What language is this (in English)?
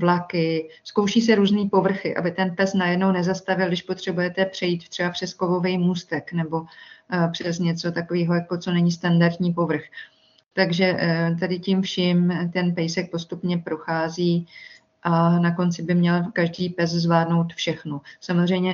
Czech